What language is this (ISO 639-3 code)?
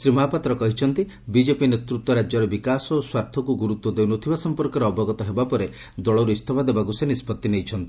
ori